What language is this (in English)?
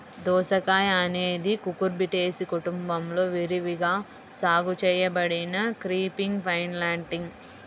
Telugu